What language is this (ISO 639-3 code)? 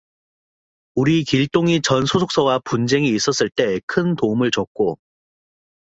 kor